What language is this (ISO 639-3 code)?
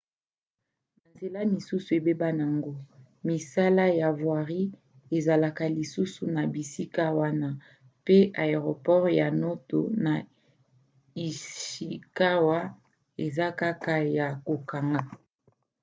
lin